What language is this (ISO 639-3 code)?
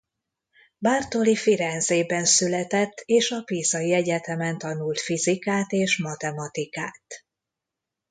hun